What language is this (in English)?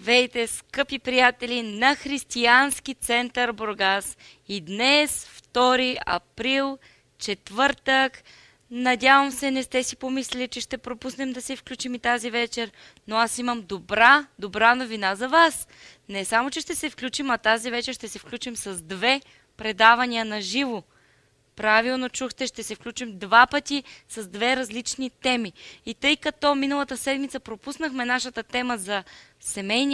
Bulgarian